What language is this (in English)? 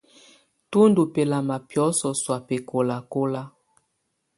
Tunen